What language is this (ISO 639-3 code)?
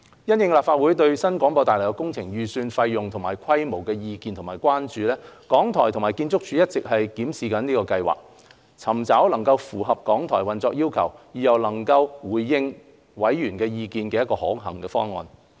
yue